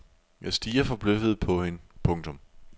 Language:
Danish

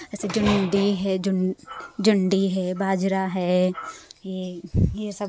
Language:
Hindi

